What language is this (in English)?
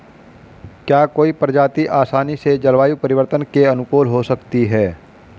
Hindi